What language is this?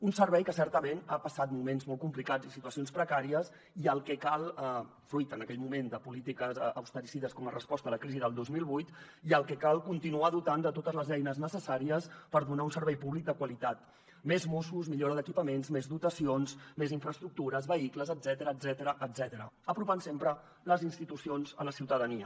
Catalan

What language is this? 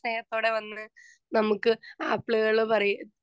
Malayalam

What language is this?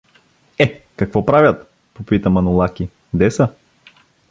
Bulgarian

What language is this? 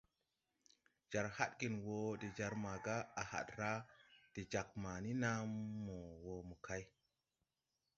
Tupuri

